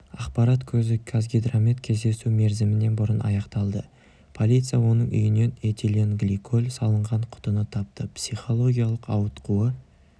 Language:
Kazakh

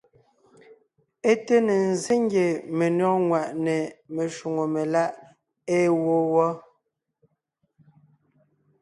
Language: Ngiemboon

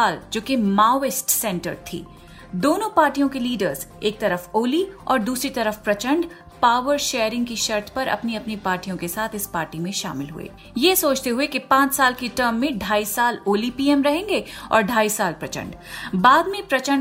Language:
Hindi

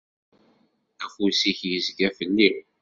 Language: Kabyle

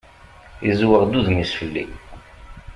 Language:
Kabyle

